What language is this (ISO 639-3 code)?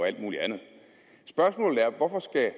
dan